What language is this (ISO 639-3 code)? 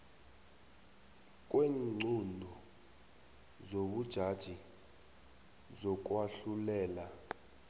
nbl